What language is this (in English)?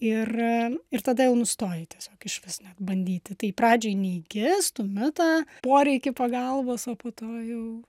Lithuanian